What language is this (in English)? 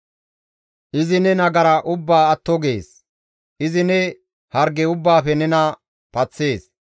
Gamo